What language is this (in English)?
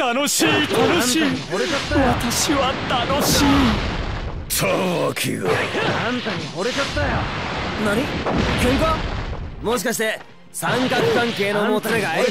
Japanese